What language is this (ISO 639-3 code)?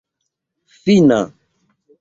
epo